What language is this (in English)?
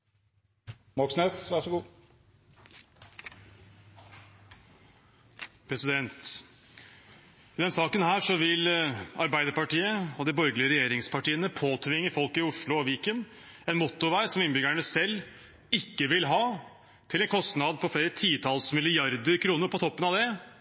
Norwegian Bokmål